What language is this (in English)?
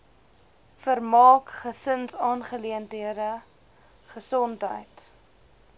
Afrikaans